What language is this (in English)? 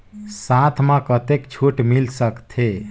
Chhattisgarhi